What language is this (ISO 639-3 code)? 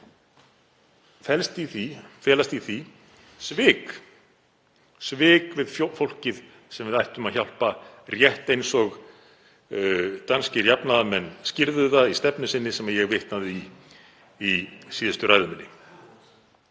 isl